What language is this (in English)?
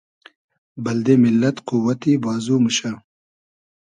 Hazaragi